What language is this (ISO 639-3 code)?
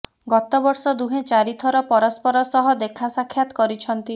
ori